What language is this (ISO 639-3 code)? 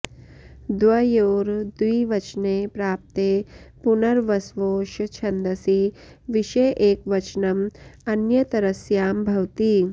san